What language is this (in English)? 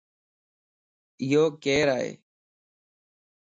Lasi